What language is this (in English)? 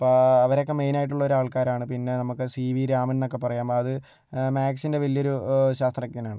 Malayalam